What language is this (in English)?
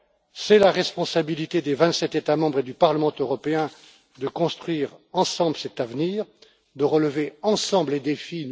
French